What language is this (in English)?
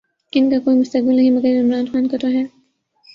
Urdu